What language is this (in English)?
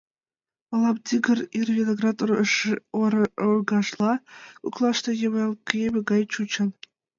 Mari